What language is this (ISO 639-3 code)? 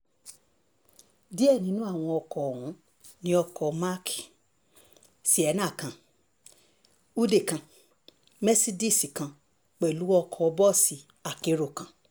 yor